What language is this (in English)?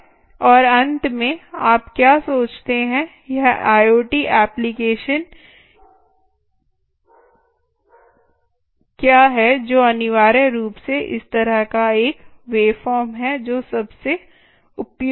Hindi